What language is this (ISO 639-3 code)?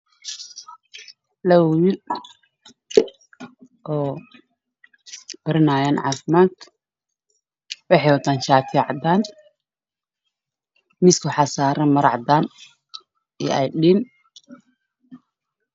som